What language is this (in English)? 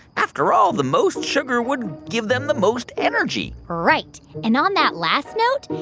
English